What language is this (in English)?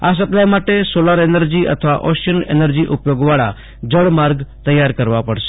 Gujarati